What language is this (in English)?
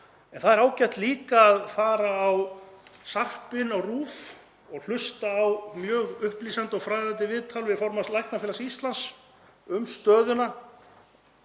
Icelandic